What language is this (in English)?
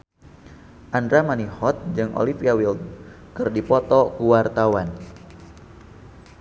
Sundanese